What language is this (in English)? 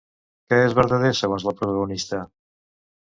Catalan